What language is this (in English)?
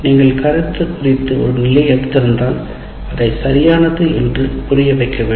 Tamil